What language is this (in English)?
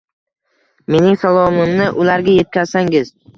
Uzbek